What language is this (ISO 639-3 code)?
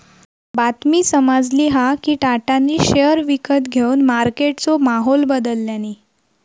mar